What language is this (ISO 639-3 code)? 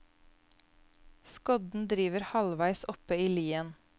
nor